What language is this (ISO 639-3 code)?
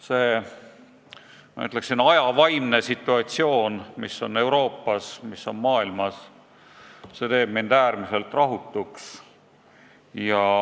est